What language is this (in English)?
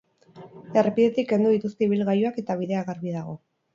Basque